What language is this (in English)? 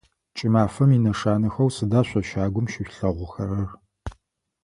Adyghe